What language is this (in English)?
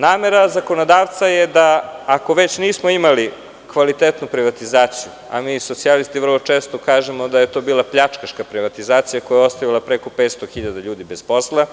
Serbian